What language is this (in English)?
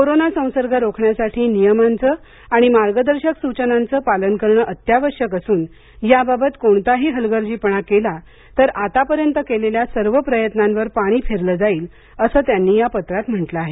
Marathi